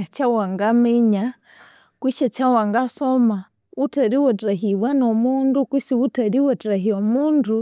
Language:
Konzo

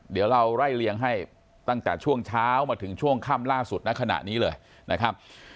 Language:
Thai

